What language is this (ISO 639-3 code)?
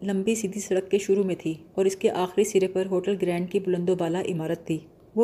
urd